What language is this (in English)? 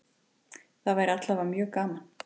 Icelandic